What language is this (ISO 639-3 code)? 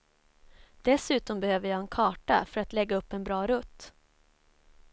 swe